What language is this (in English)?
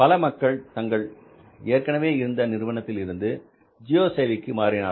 Tamil